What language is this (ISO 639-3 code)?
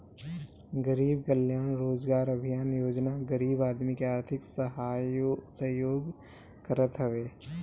bho